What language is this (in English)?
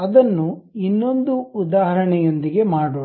Kannada